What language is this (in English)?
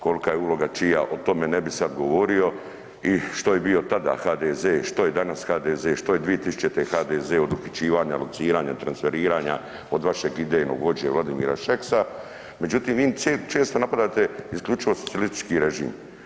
Croatian